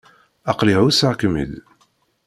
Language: Kabyle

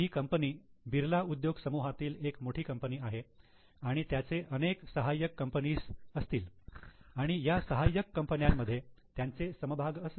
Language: Marathi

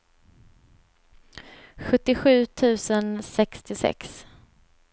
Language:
Swedish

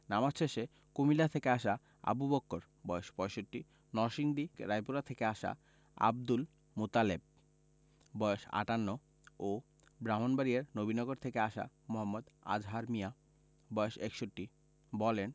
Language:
Bangla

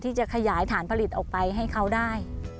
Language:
Thai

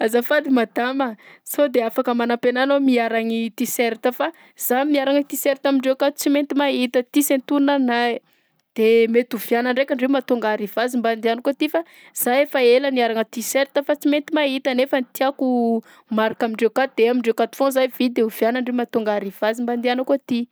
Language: Southern Betsimisaraka Malagasy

